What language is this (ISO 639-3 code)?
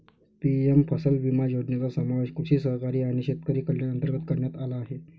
mar